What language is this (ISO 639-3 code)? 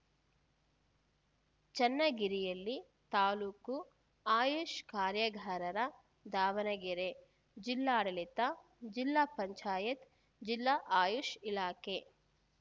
kan